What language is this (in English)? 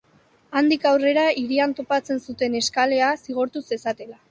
Basque